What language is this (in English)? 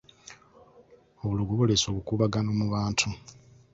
Ganda